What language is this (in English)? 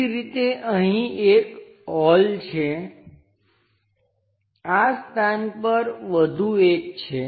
Gujarati